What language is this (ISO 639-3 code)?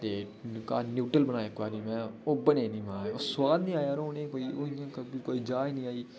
doi